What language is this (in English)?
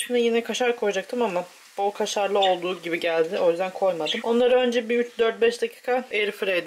Turkish